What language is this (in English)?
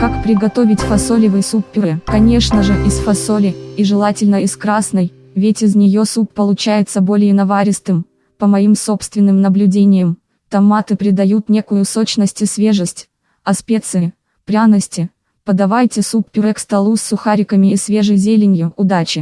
Russian